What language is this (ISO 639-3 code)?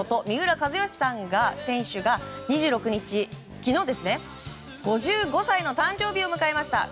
jpn